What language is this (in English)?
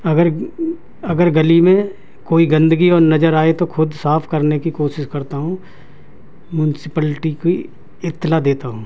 Urdu